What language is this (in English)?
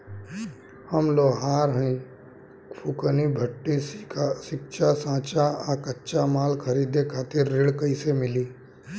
Bhojpuri